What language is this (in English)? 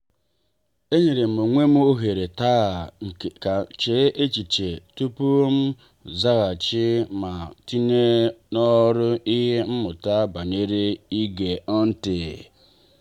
Igbo